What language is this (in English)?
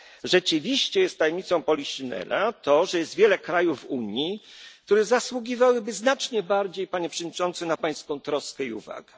Polish